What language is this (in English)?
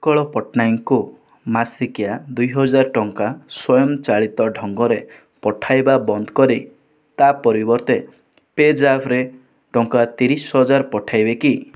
Odia